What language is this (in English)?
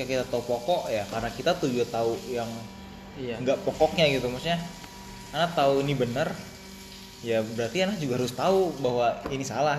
Indonesian